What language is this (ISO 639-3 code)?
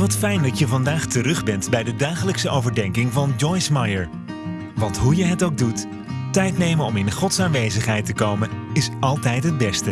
nld